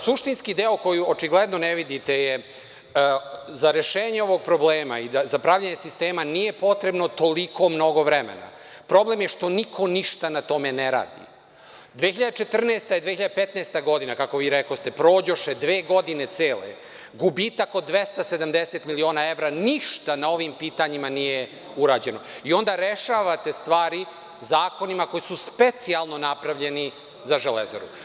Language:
Serbian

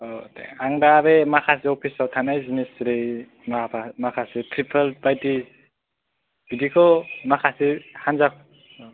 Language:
Bodo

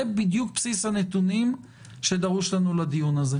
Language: Hebrew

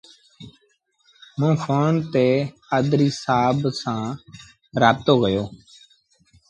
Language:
Sindhi Bhil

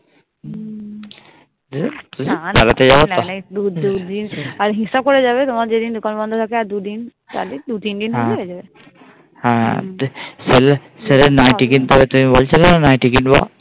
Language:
Bangla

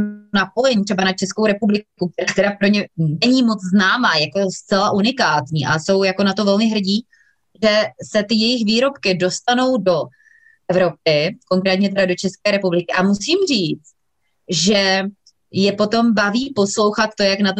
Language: Czech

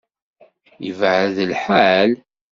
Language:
Kabyle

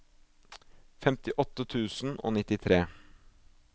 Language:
Norwegian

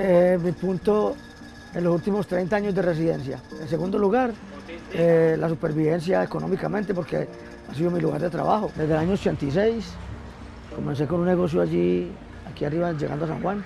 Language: Spanish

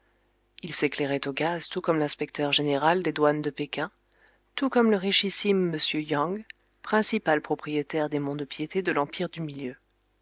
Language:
French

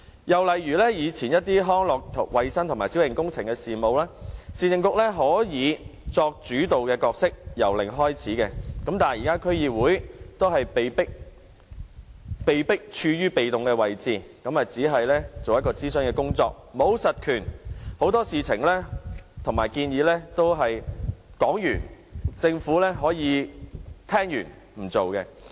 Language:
Cantonese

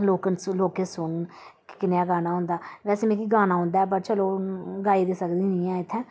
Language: Dogri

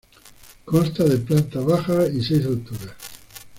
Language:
Spanish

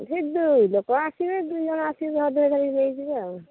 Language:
Odia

